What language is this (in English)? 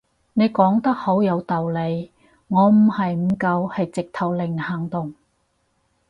Cantonese